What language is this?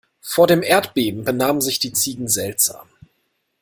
German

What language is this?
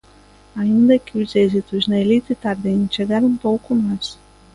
Galician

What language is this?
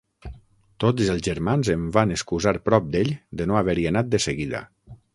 Catalan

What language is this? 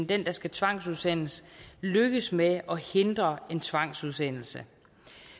Danish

